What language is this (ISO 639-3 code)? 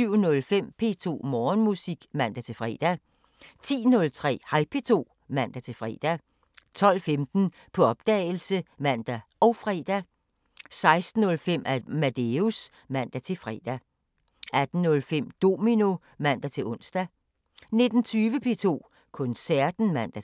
dan